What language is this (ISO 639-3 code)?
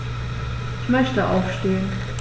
deu